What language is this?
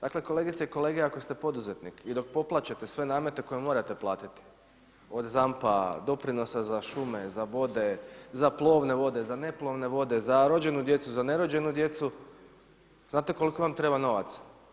Croatian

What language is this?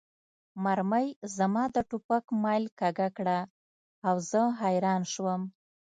Pashto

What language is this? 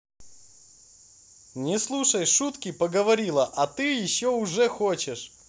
Russian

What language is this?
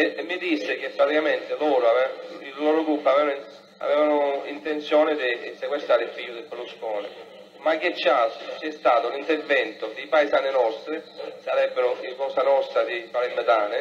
Italian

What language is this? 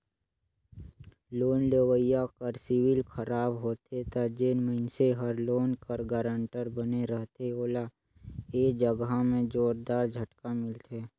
Chhattisgarhi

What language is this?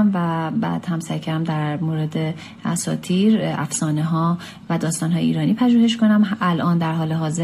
Persian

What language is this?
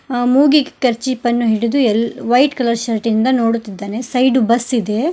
Kannada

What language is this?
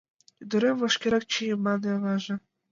Mari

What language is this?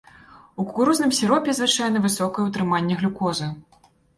Belarusian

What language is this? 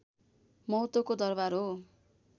Nepali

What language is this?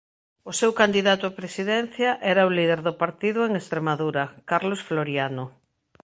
Galician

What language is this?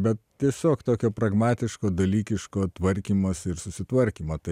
Lithuanian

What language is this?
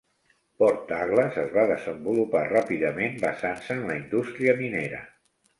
Catalan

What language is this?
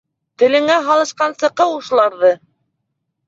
Bashkir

